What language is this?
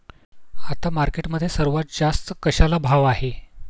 Marathi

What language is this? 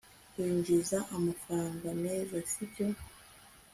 Kinyarwanda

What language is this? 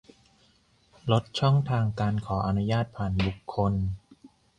Thai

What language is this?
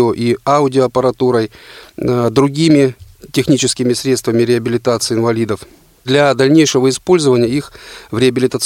Russian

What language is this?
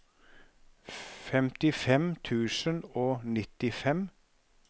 Norwegian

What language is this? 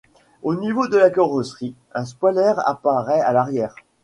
French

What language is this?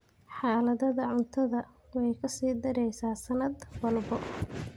Somali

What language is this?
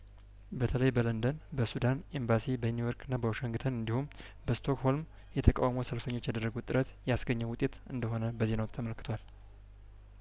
Amharic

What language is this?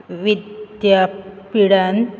Konkani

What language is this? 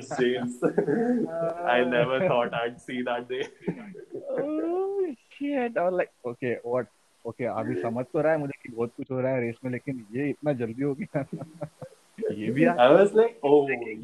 Hindi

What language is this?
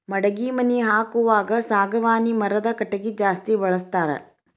Kannada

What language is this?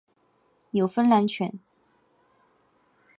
Chinese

